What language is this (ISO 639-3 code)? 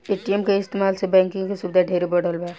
bho